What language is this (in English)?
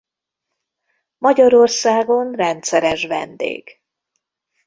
Hungarian